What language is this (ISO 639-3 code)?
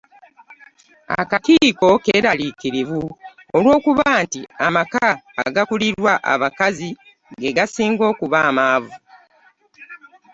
lug